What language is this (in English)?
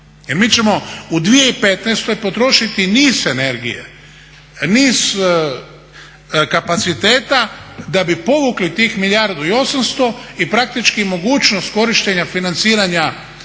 Croatian